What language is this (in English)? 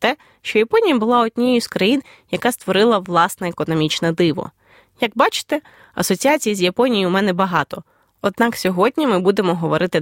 Ukrainian